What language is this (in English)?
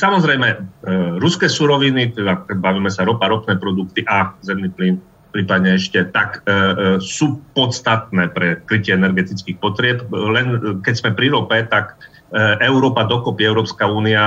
Slovak